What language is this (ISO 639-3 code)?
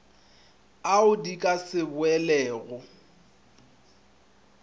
nso